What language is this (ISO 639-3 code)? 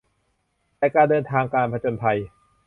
tha